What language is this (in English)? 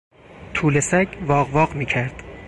Persian